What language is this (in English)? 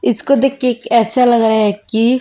Hindi